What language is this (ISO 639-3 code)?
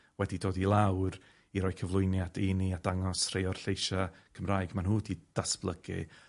cym